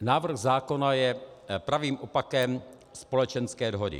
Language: Czech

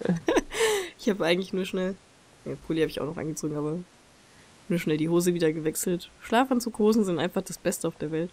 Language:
German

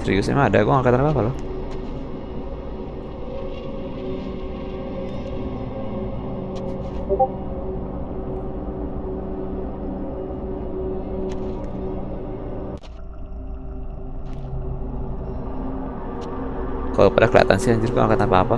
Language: Indonesian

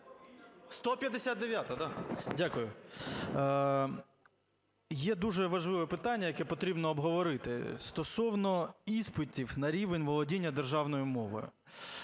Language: Ukrainian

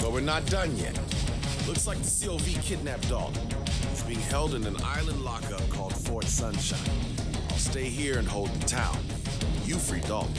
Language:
Russian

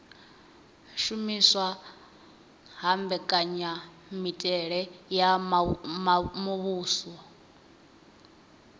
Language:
Venda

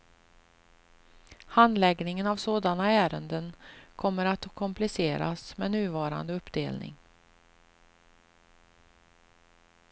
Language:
Swedish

